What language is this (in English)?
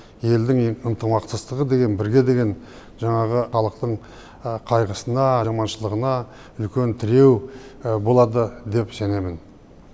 Kazakh